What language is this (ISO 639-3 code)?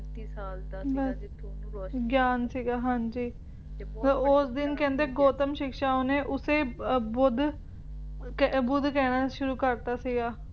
pan